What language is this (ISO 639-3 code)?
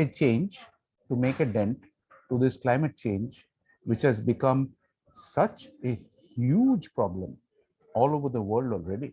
eng